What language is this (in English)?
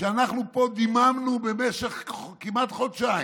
Hebrew